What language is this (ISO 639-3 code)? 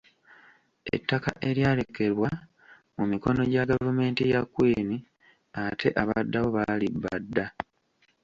lug